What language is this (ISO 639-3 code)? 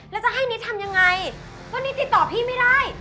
tha